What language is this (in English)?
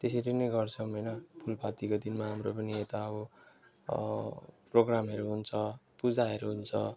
Nepali